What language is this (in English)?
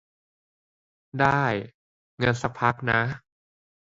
Thai